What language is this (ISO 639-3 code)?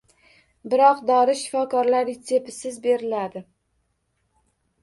uzb